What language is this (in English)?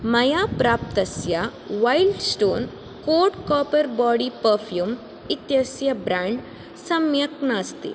Sanskrit